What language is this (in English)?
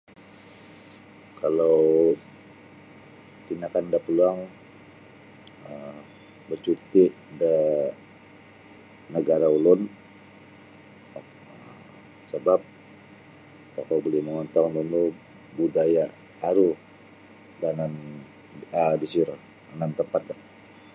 Sabah Bisaya